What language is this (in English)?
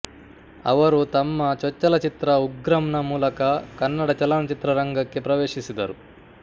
Kannada